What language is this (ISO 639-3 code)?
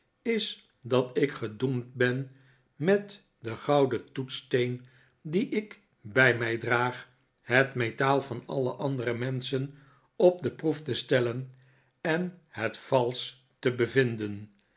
nld